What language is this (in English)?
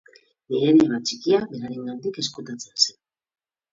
Basque